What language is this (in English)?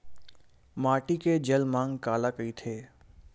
Chhattisgarhi